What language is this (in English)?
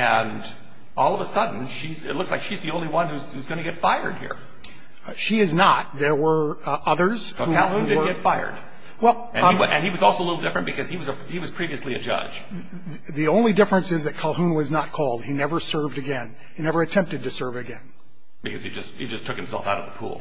English